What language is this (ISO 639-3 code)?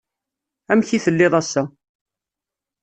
kab